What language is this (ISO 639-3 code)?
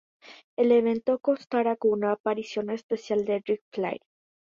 spa